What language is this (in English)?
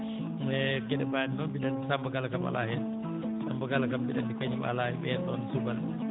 Fula